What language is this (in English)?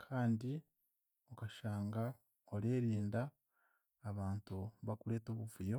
Chiga